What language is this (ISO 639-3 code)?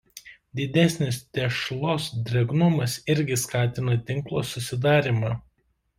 lit